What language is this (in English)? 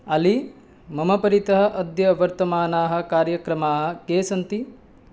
Sanskrit